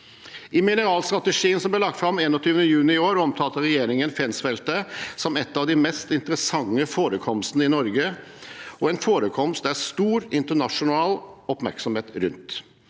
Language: Norwegian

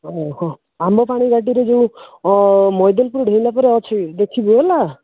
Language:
Odia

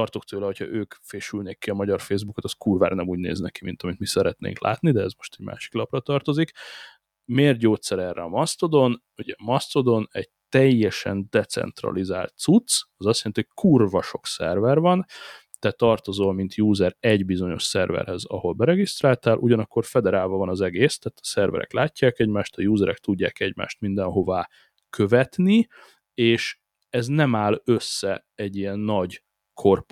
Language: Hungarian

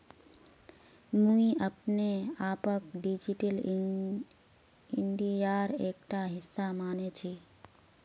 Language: Magahi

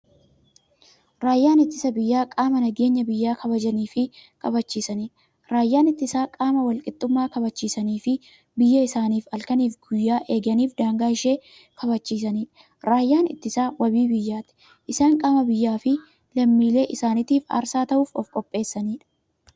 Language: Oromo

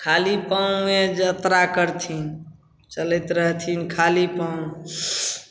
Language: Maithili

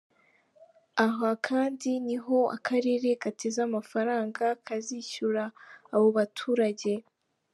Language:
Kinyarwanda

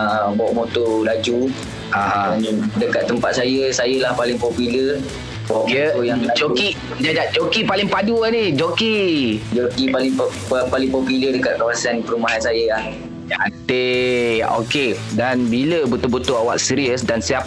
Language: Malay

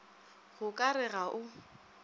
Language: Northern Sotho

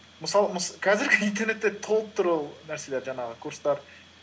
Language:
Kazakh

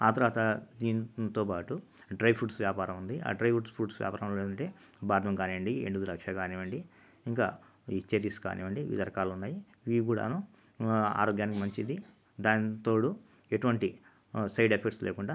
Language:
Telugu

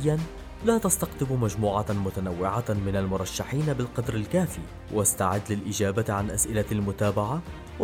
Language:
Arabic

